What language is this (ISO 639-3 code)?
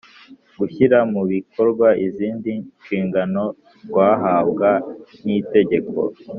kin